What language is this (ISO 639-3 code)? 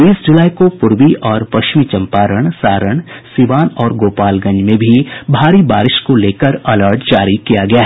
hin